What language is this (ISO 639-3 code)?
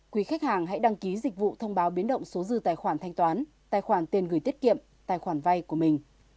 vie